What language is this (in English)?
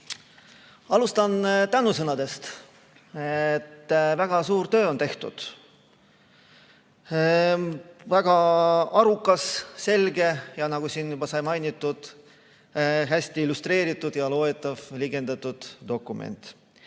Estonian